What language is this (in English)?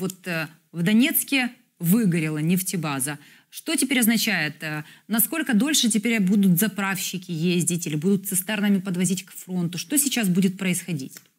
Russian